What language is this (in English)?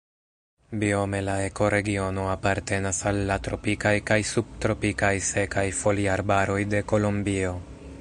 Esperanto